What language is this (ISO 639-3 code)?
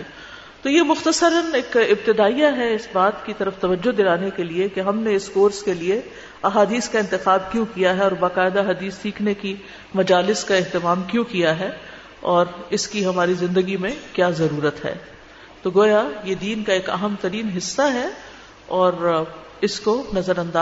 urd